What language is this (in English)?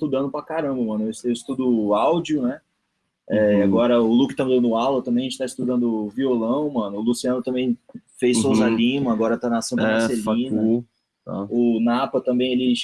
Portuguese